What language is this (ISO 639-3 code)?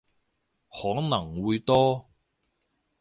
yue